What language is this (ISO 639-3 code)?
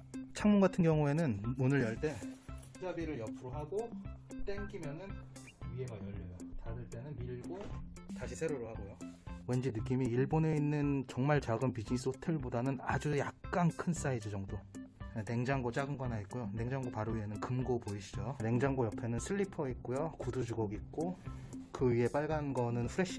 kor